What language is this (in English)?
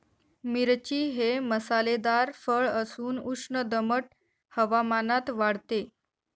Marathi